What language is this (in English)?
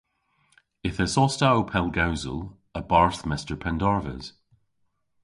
Cornish